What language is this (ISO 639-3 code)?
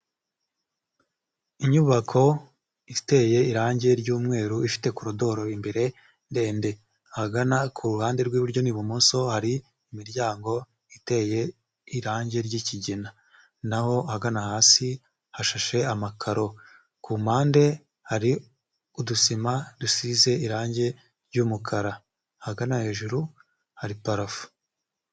kin